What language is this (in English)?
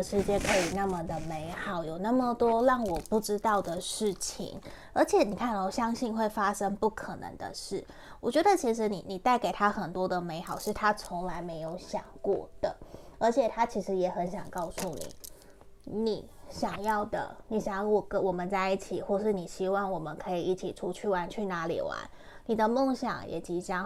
Chinese